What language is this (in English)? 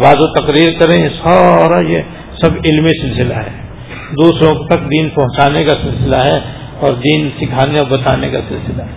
Urdu